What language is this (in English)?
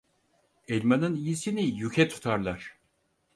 Turkish